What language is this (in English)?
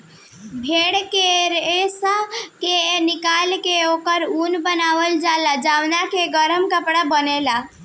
Bhojpuri